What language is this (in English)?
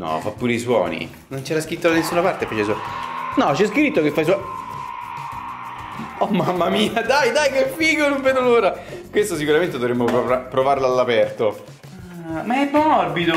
Italian